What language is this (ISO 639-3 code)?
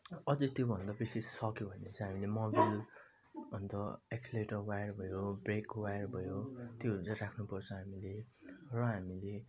nep